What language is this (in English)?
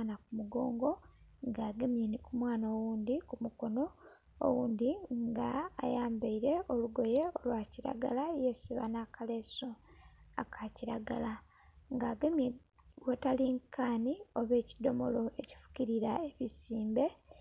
Soga